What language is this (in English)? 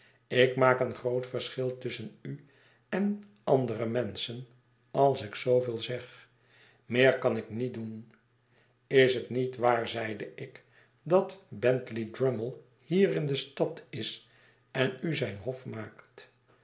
Dutch